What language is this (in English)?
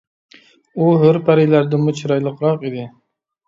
Uyghur